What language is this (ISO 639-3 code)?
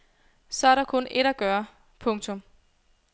dan